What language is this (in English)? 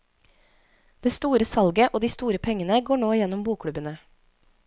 Norwegian